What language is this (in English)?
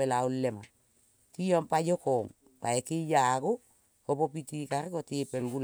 Kol (Papua New Guinea)